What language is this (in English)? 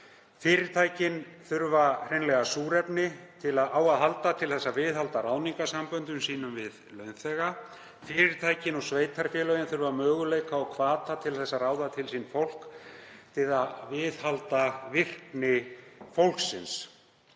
Icelandic